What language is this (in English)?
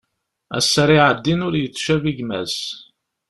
Kabyle